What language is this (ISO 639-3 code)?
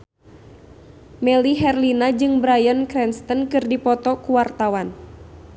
sun